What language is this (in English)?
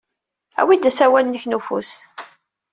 Kabyle